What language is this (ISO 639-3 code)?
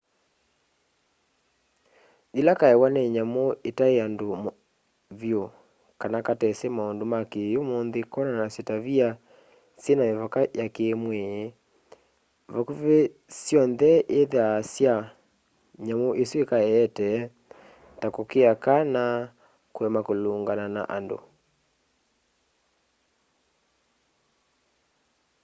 kam